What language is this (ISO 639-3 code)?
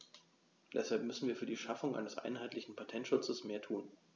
deu